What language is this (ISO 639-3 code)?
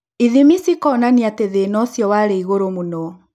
kik